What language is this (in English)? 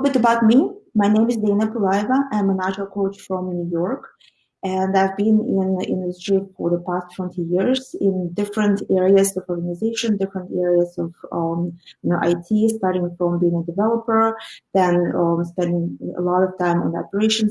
English